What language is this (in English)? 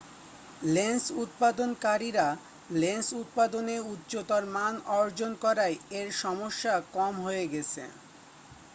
Bangla